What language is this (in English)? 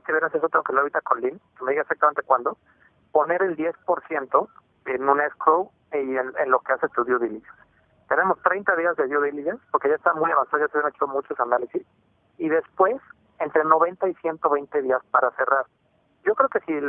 Spanish